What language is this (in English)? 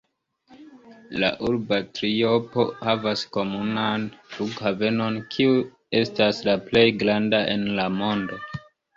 Esperanto